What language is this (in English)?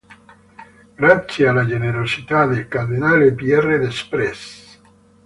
Italian